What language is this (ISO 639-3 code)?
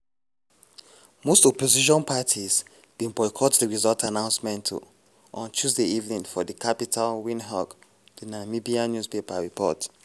pcm